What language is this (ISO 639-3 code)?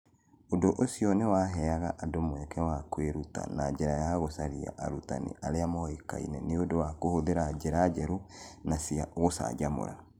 kik